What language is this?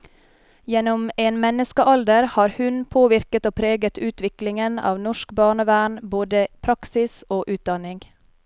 Norwegian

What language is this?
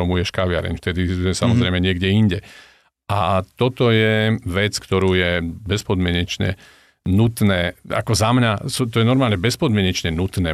Slovak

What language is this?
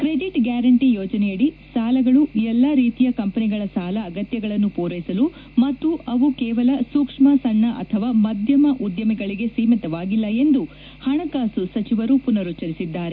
Kannada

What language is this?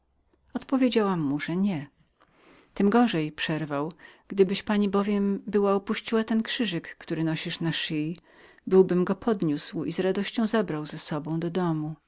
Polish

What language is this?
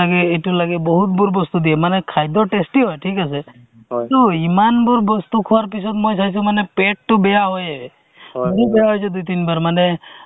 Assamese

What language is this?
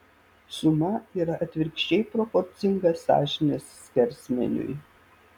Lithuanian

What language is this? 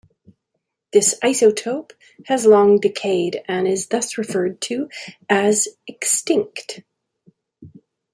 English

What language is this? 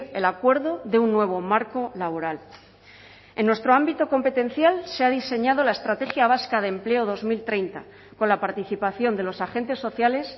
Spanish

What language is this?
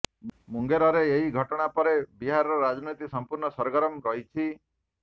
Odia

